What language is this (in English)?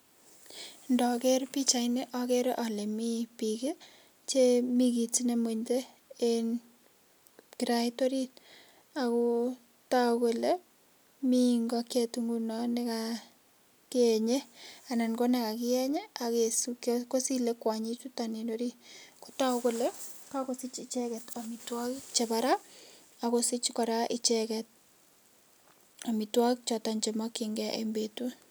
Kalenjin